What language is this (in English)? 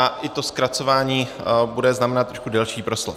Czech